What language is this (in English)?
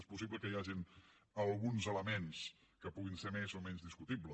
Catalan